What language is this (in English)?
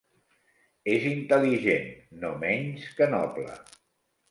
Catalan